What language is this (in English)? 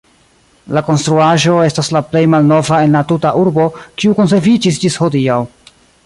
Esperanto